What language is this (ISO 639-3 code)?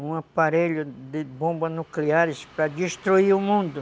por